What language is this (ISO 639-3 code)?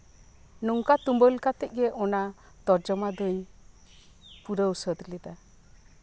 sat